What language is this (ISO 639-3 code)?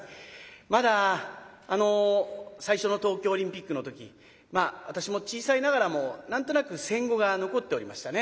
jpn